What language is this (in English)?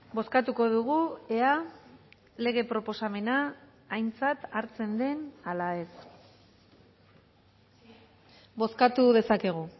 Basque